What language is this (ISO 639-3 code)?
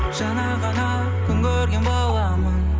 kaz